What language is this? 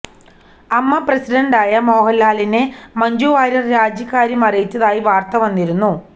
Malayalam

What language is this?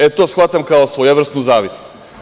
Serbian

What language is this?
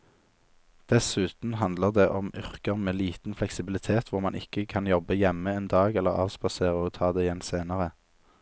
Norwegian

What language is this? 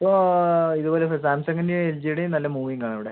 Malayalam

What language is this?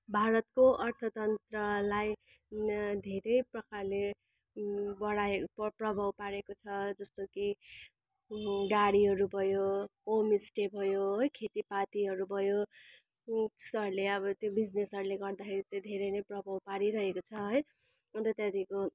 Nepali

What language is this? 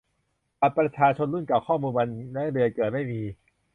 Thai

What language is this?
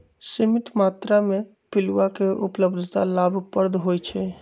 Magahi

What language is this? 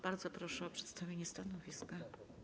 Polish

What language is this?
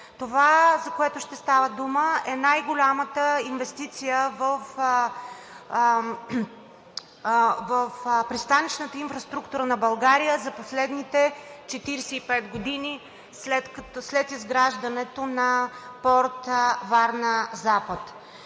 Bulgarian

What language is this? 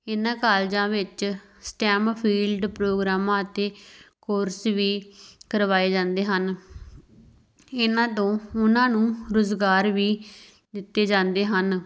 Punjabi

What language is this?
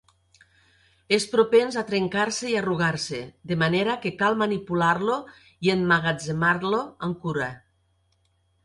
Catalan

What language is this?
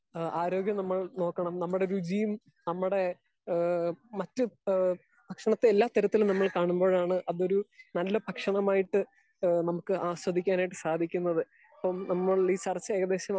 Malayalam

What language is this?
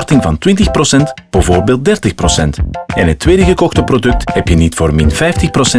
Dutch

